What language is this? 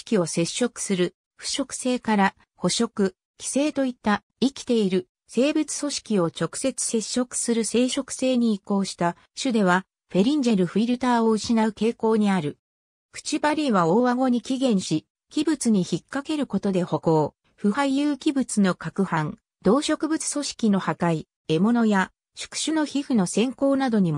Japanese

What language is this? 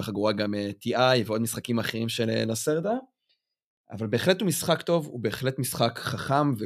Hebrew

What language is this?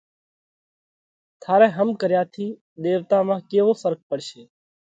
Parkari Koli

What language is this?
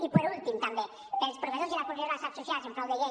Catalan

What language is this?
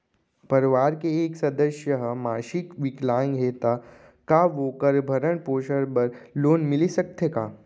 Chhattisgarhi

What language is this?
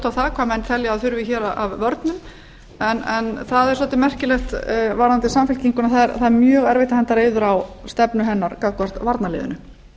Icelandic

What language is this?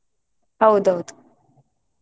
Kannada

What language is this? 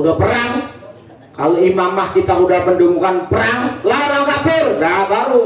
Indonesian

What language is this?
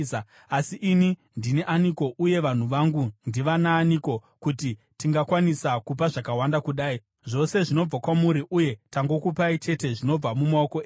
Shona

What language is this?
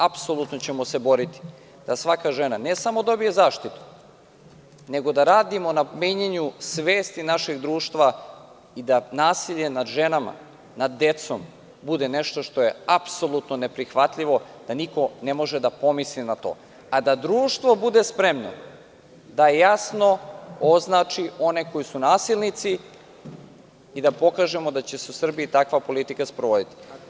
Serbian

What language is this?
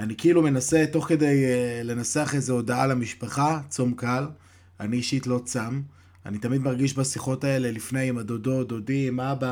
Hebrew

